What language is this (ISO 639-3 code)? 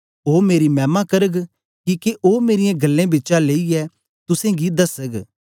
doi